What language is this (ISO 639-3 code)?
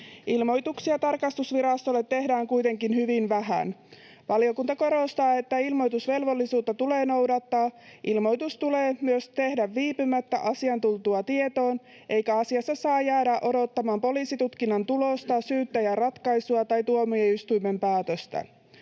fin